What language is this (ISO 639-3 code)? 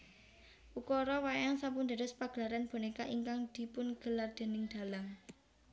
jav